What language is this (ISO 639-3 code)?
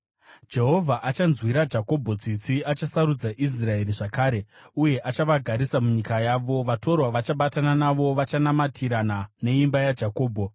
sna